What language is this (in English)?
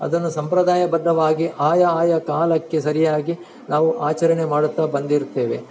Kannada